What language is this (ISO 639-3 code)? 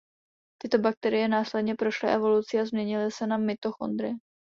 ces